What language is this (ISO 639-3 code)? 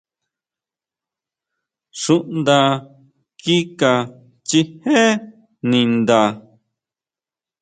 mau